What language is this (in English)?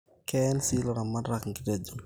Masai